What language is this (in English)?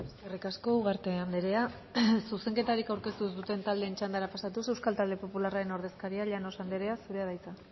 Basque